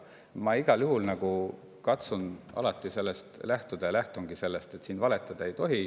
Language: Estonian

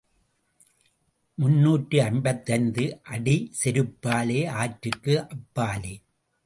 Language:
Tamil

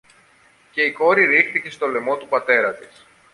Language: Greek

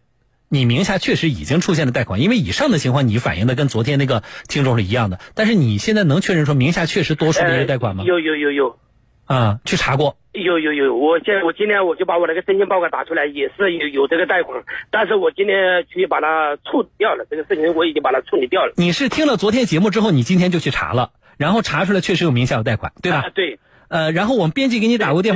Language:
Chinese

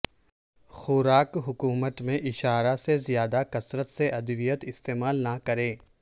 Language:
Urdu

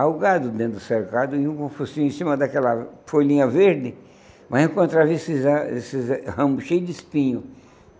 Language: Portuguese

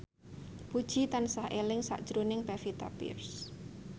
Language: Javanese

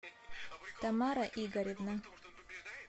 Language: Russian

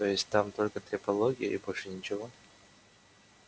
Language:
Russian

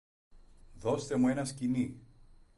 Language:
Greek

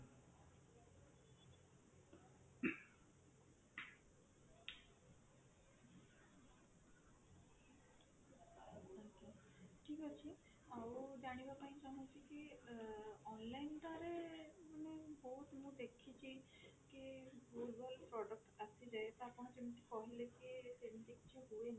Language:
Odia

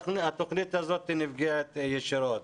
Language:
Hebrew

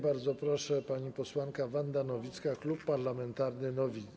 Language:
Polish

